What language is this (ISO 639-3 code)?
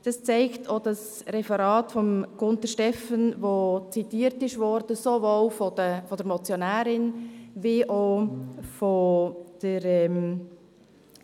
gsw